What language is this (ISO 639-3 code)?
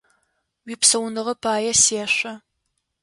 ady